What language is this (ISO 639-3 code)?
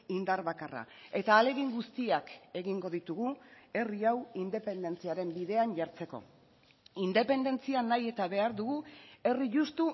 eus